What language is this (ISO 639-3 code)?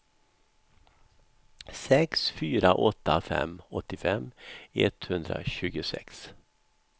swe